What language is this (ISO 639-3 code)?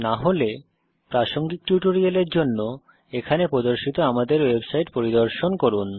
ben